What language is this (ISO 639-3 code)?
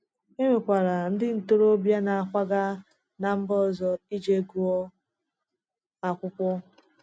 ibo